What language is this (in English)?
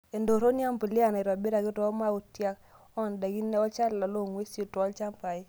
Masai